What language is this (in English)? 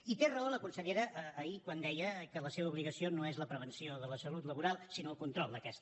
Catalan